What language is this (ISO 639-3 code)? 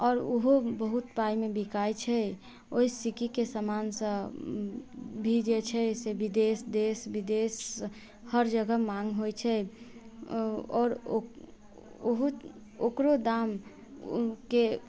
mai